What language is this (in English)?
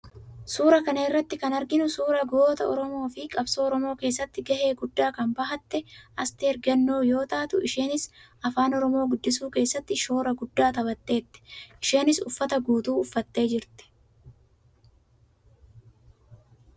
Oromo